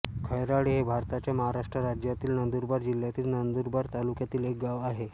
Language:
Marathi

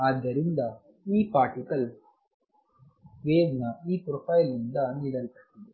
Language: Kannada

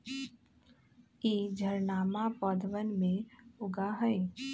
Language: Magahi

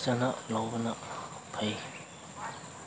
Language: Manipuri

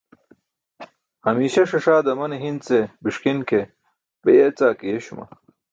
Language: Burushaski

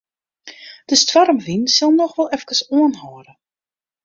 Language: Western Frisian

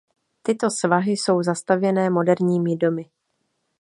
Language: Czech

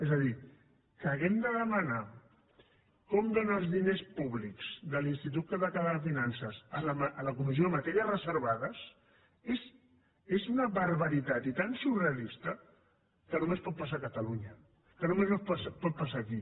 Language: Catalan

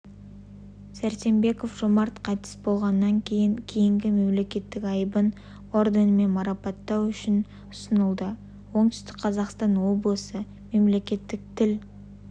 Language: Kazakh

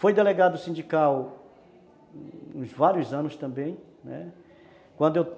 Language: Portuguese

